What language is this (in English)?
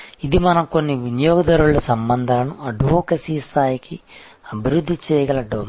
Telugu